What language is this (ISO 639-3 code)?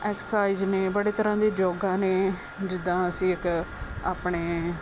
pan